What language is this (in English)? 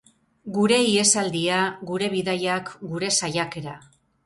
Basque